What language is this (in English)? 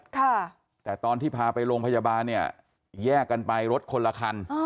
Thai